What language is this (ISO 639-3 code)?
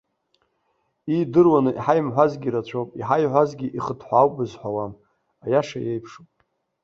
abk